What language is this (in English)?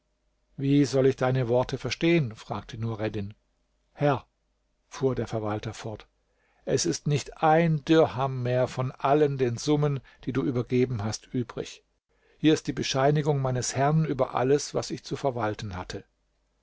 German